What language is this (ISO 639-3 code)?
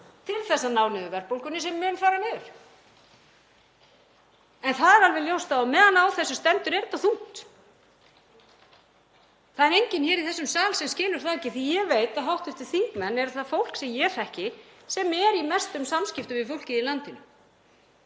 isl